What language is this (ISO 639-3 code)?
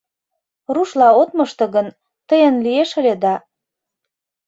chm